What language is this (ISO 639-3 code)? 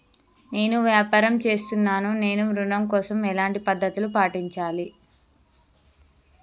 tel